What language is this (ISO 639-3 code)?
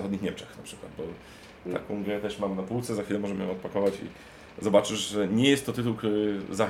pol